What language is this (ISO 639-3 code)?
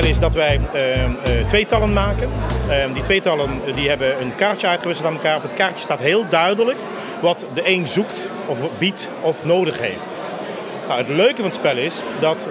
nld